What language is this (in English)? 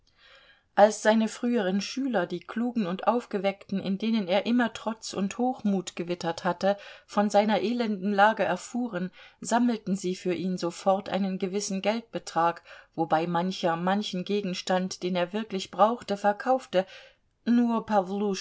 German